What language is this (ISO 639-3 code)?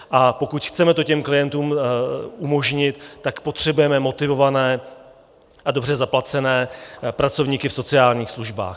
ces